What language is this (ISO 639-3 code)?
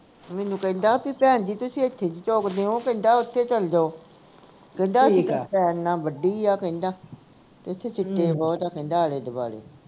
pan